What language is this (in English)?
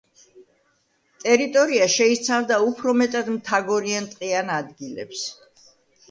Georgian